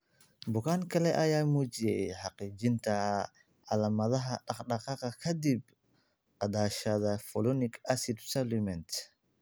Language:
Somali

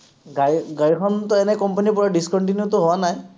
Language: Assamese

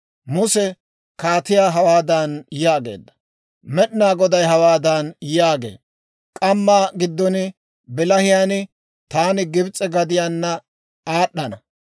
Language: Dawro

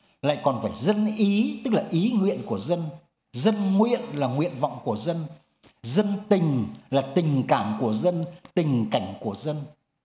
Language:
Vietnamese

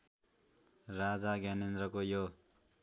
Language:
Nepali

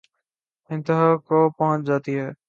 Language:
Urdu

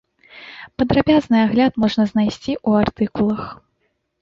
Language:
Belarusian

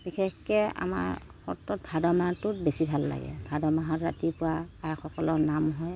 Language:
Assamese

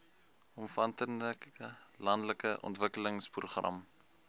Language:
Afrikaans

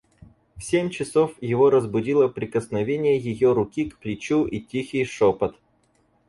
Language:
Russian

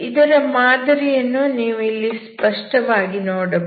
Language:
Kannada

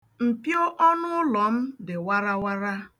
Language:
Igbo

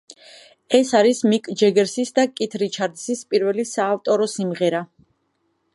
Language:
Georgian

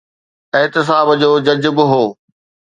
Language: Sindhi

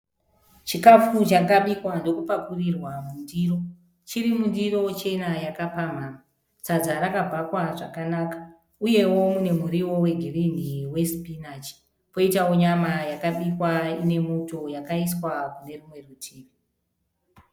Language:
Shona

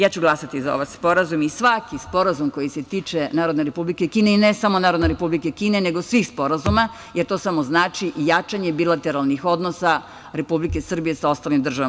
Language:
Serbian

